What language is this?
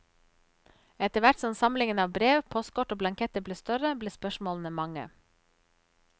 Norwegian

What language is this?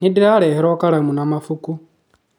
Kikuyu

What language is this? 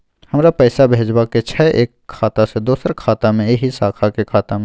Maithili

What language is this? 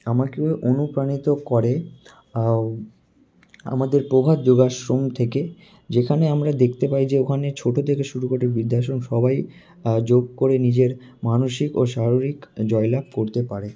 Bangla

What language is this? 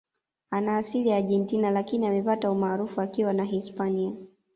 Swahili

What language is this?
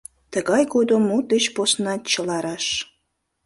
Mari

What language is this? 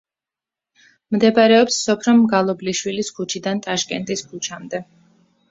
Georgian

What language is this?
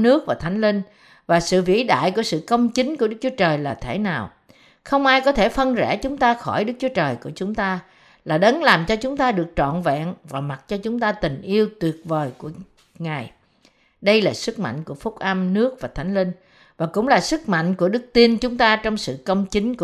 Vietnamese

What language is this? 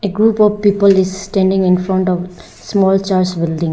English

